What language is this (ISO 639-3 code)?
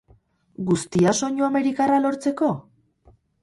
eus